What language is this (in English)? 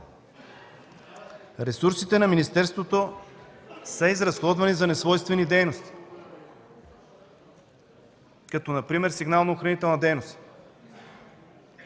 Bulgarian